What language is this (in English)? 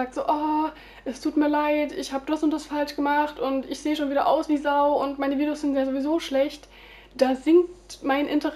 German